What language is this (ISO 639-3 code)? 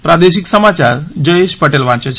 guj